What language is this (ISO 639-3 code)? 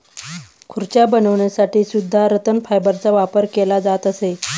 mar